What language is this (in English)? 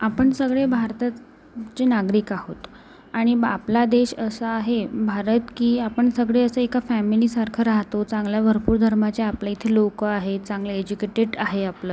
Marathi